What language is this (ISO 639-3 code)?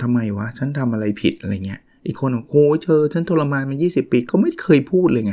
tha